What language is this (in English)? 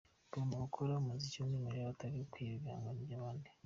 Kinyarwanda